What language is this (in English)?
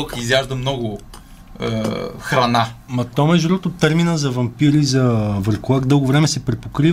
Bulgarian